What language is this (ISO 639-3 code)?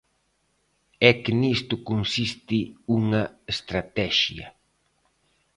glg